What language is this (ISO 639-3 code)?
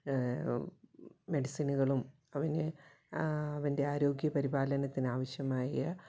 mal